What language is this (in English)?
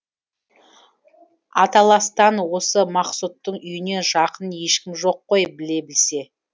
Kazakh